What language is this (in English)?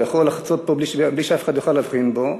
Hebrew